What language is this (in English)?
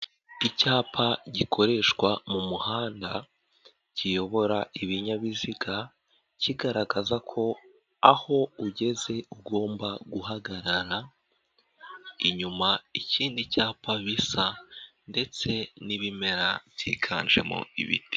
Kinyarwanda